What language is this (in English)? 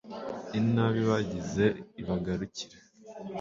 Kinyarwanda